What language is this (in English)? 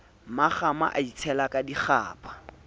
Southern Sotho